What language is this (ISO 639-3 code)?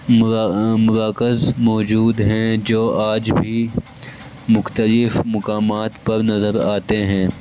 urd